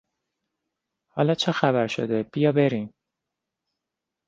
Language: Persian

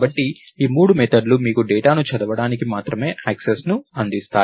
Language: Telugu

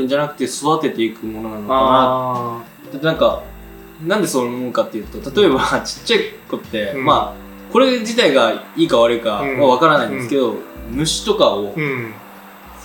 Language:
Japanese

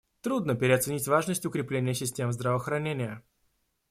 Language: Russian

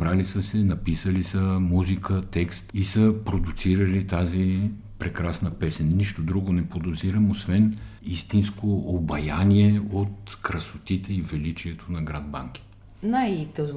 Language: Bulgarian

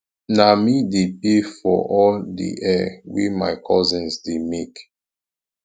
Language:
Nigerian Pidgin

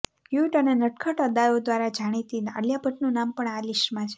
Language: Gujarati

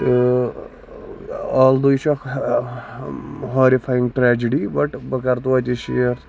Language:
Kashmiri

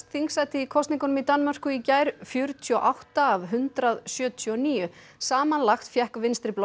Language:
Icelandic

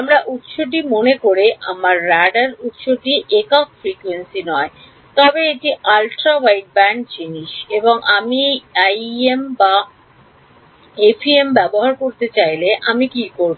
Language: Bangla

